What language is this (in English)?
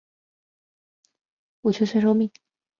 Chinese